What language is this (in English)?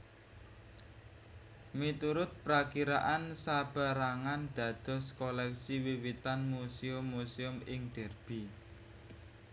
Javanese